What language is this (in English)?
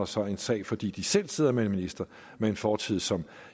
Danish